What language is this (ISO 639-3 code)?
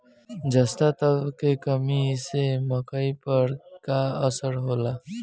bho